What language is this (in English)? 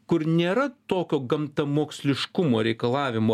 Lithuanian